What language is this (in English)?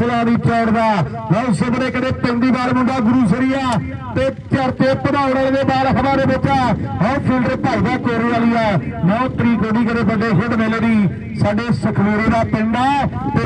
Punjabi